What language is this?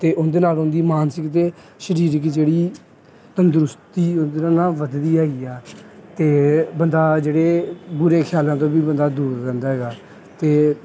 Punjabi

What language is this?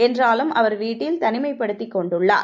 Tamil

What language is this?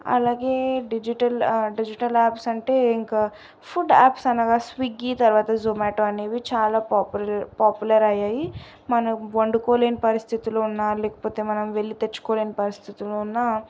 Telugu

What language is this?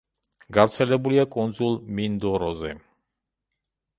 Georgian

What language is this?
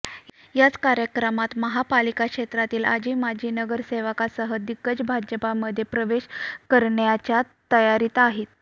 Marathi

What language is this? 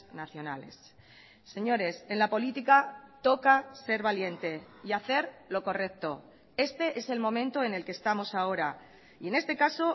Spanish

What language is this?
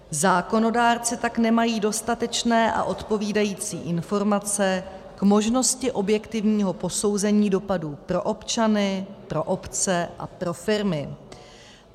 Czech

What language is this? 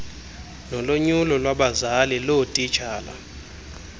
Xhosa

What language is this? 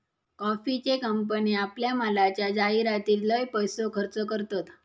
Marathi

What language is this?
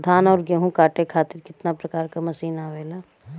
Bhojpuri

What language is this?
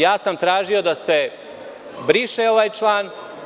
Serbian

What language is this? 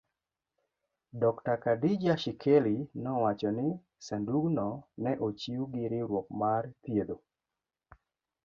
Luo (Kenya and Tanzania)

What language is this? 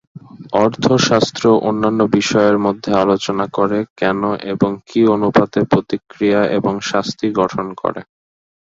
Bangla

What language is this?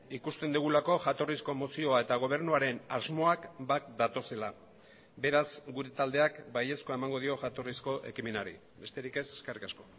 Basque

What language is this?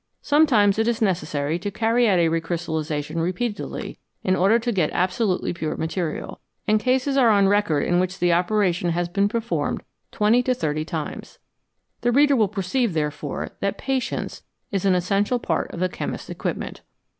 English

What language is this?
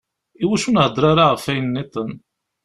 Kabyle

